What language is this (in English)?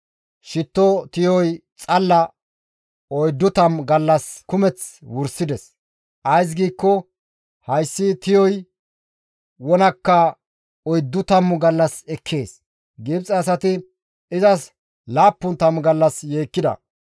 Gamo